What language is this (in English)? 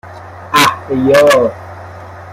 Persian